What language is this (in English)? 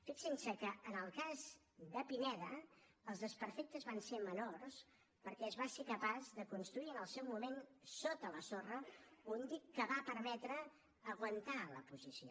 Catalan